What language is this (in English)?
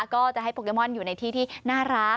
Thai